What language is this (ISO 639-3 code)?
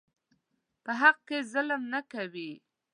pus